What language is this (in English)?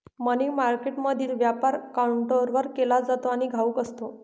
Marathi